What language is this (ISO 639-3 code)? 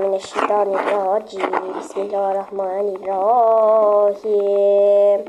tur